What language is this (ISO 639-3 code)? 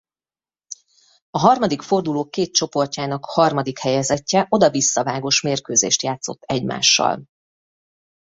hun